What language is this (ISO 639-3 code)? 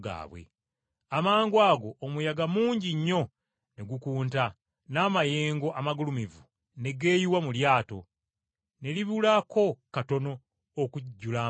lug